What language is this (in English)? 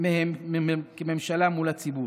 Hebrew